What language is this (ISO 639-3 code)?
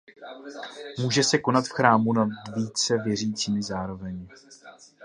ces